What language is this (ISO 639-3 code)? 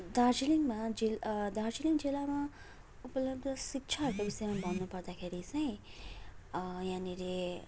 nep